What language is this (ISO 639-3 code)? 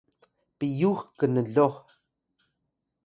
tay